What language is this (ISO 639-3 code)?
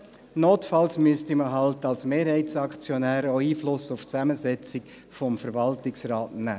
gsw